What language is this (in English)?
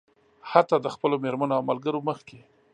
Pashto